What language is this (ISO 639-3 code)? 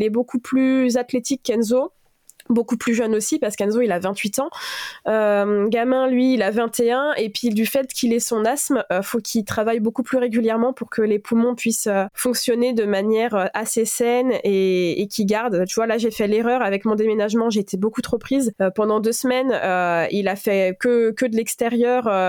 fra